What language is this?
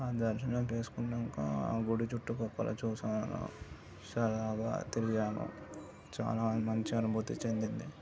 Telugu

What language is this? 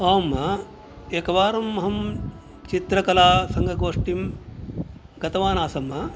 Sanskrit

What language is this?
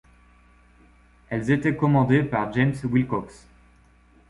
French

